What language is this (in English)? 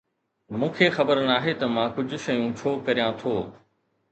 Sindhi